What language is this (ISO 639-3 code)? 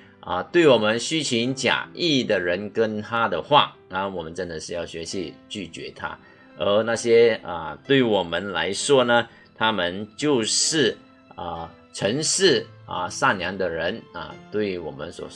zho